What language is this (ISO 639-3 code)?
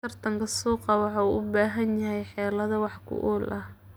som